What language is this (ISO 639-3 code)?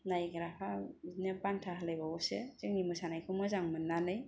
brx